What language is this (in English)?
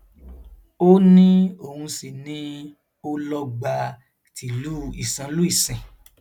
Yoruba